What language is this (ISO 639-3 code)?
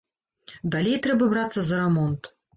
bel